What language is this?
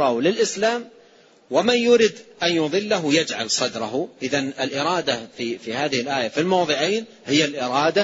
Arabic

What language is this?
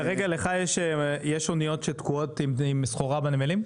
Hebrew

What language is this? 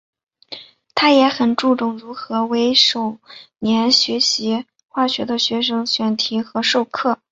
Chinese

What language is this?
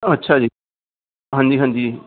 Punjabi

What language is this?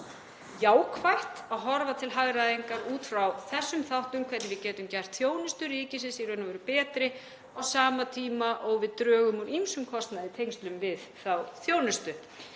Icelandic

